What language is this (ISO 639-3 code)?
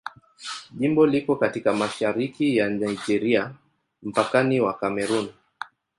swa